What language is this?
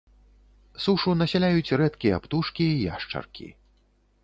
Belarusian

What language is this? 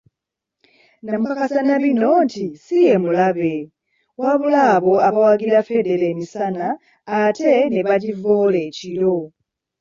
Ganda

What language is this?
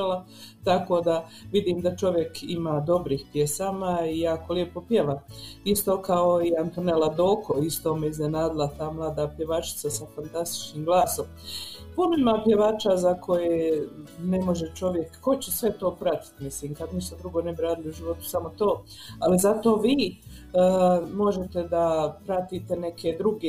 Croatian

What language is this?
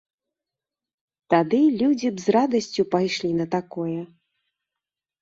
Belarusian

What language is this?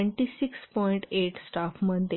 Marathi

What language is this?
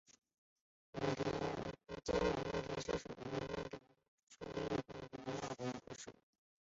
Chinese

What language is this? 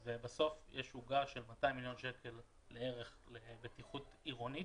Hebrew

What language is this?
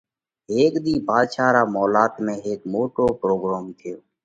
Parkari Koli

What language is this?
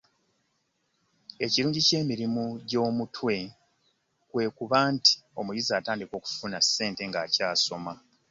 Ganda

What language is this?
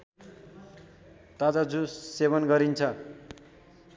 Nepali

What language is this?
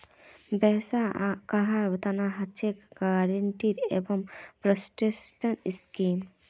Magahi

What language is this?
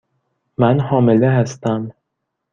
Persian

